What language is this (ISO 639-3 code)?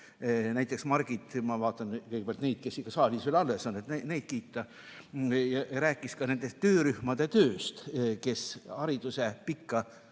est